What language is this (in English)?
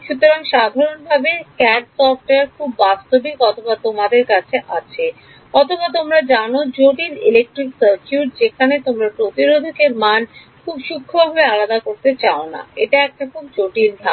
Bangla